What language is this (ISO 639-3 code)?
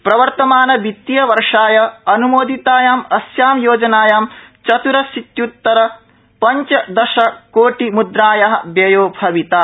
san